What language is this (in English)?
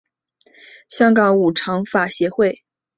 Chinese